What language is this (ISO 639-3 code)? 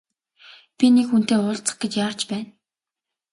mon